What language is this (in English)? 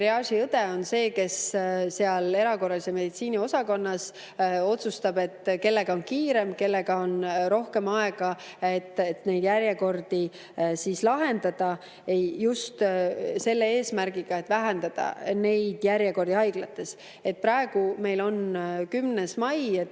Estonian